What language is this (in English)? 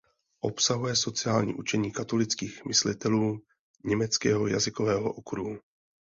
Czech